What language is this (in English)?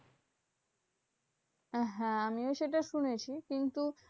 Bangla